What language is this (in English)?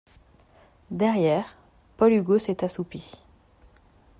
French